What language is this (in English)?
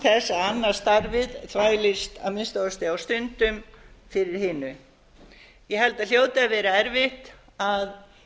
Icelandic